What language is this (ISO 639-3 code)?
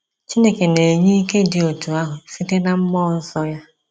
ibo